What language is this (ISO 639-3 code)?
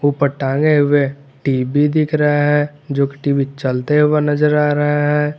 hin